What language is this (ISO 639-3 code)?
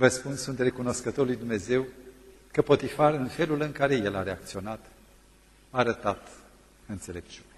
ron